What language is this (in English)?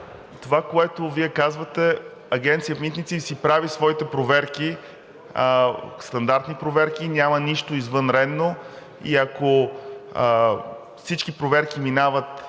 Bulgarian